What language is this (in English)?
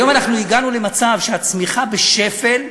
Hebrew